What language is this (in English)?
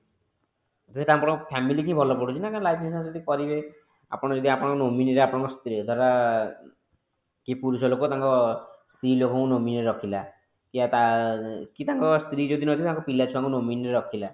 Odia